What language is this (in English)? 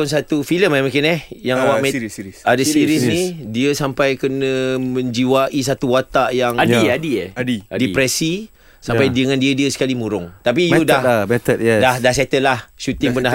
Malay